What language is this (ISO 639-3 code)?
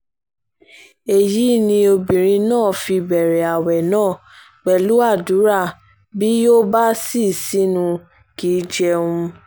yor